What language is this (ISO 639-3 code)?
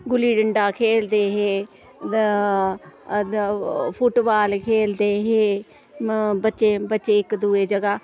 doi